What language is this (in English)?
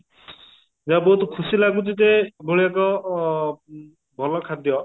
Odia